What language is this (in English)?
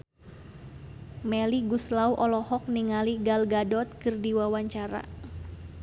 Sundanese